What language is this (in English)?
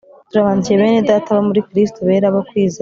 Kinyarwanda